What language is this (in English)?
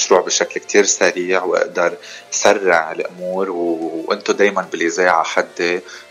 Arabic